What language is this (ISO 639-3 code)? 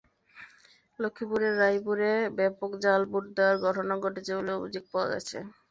ben